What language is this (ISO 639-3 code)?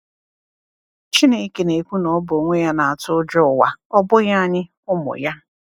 ibo